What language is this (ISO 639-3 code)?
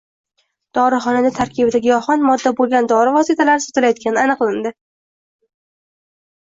uzb